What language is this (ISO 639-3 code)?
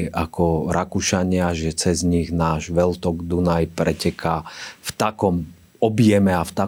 slk